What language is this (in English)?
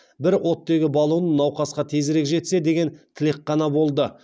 Kazakh